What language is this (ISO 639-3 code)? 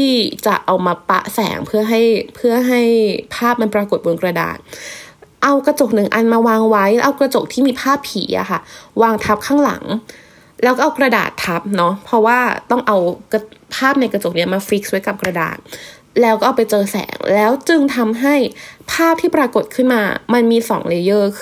tha